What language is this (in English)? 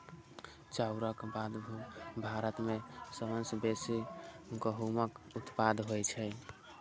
Maithili